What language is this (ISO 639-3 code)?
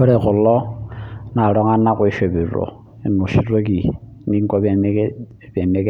mas